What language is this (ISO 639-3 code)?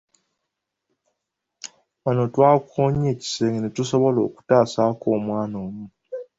lug